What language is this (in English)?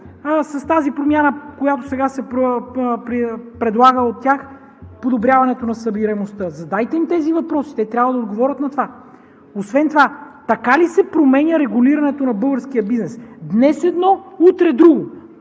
Bulgarian